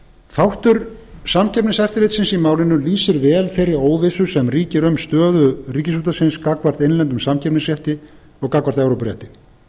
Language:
Icelandic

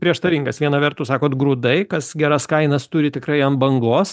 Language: Lithuanian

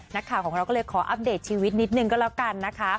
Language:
Thai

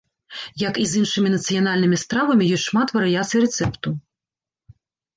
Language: Belarusian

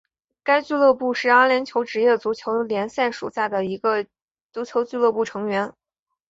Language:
Chinese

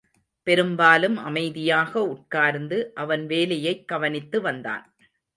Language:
Tamil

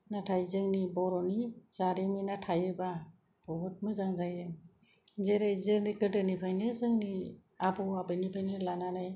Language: Bodo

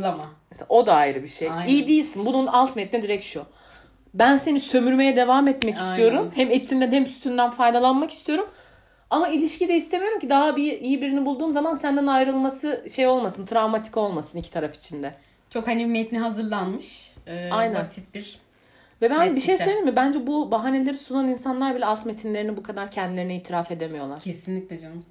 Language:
Turkish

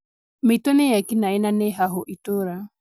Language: Kikuyu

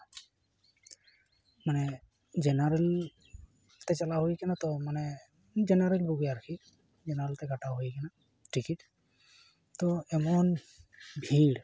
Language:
Santali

